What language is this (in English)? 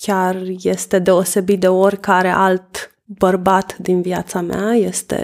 Romanian